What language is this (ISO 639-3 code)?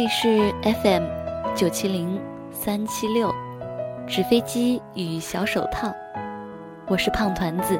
zho